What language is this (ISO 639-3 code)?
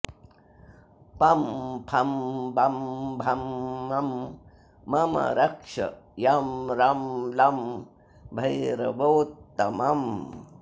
san